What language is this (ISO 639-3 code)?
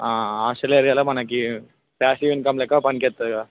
tel